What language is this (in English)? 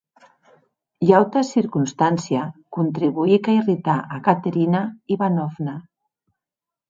Occitan